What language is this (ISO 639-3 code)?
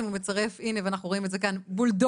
heb